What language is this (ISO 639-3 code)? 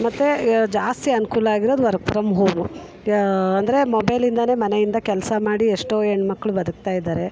kan